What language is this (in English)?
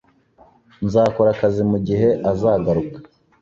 Kinyarwanda